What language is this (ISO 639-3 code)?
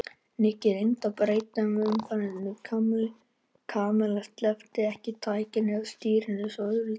isl